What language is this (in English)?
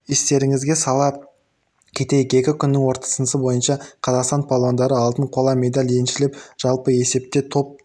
Kazakh